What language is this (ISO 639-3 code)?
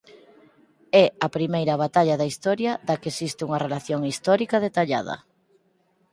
glg